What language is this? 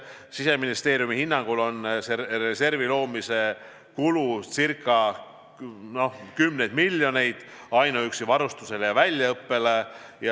Estonian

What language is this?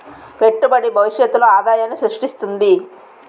Telugu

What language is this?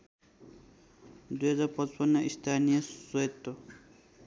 Nepali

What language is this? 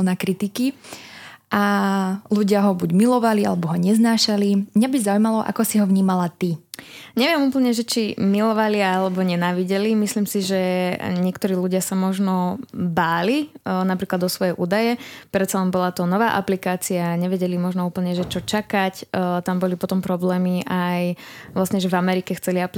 Slovak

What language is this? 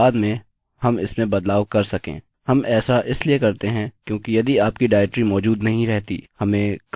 Hindi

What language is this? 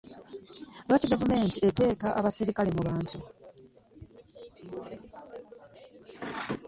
Ganda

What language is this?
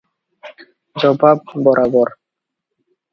Odia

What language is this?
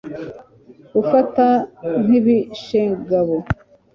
Kinyarwanda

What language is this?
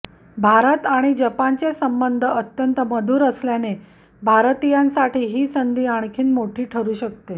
Marathi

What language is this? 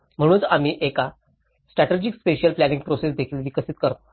Marathi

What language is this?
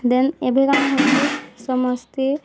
Odia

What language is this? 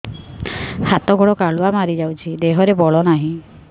Odia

